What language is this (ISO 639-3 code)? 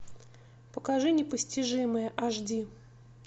rus